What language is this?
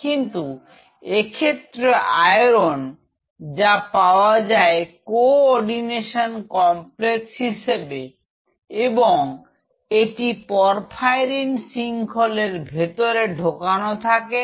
Bangla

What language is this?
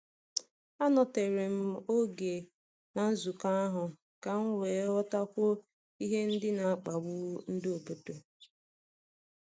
Igbo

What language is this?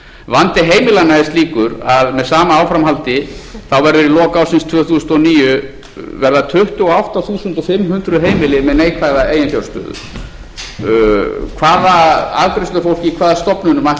Icelandic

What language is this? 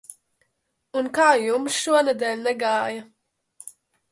Latvian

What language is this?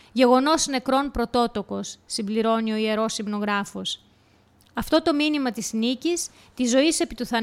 Greek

